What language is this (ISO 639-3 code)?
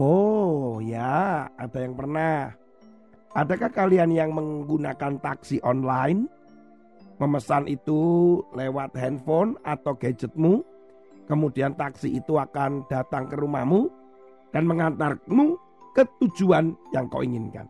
ind